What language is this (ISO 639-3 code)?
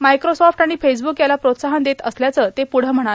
mar